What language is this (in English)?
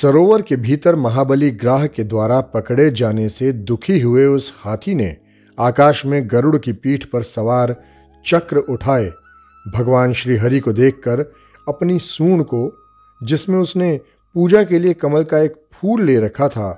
Hindi